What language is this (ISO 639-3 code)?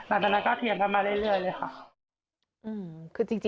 tha